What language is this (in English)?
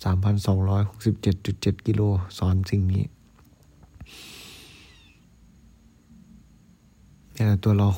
Thai